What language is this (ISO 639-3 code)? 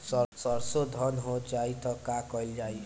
bho